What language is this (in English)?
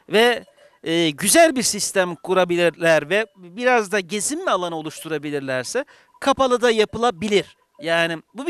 Turkish